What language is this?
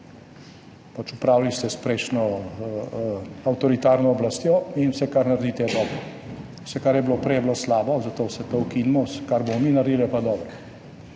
Slovenian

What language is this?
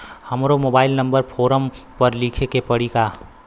Bhojpuri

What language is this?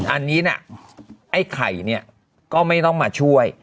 Thai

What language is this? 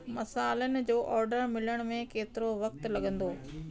Sindhi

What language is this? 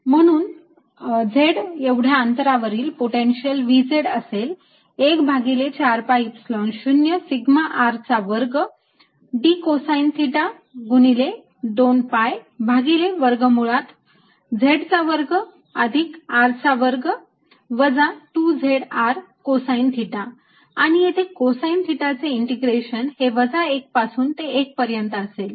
Marathi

